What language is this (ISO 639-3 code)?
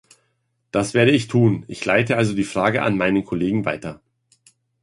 deu